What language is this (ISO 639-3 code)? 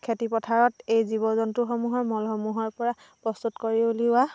asm